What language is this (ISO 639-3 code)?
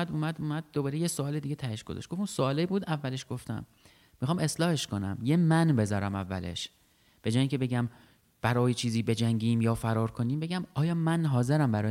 fas